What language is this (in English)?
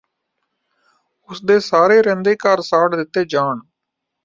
Punjabi